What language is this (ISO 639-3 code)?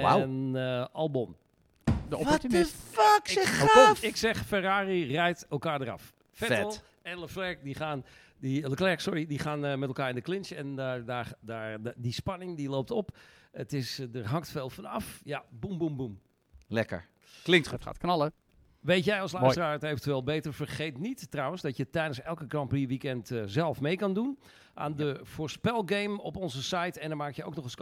nld